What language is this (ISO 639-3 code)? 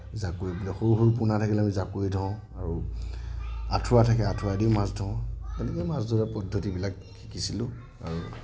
asm